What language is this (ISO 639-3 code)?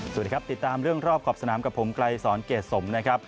tha